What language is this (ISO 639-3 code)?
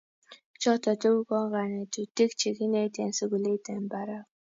kln